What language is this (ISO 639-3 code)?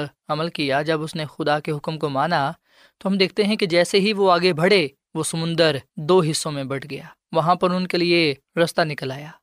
urd